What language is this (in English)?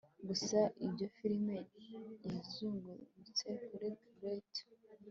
Kinyarwanda